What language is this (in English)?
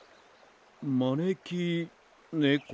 Japanese